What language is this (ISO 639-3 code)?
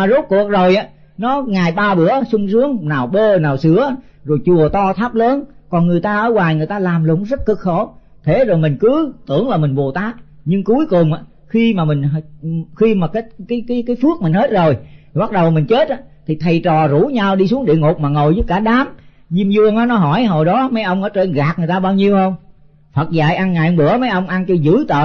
vie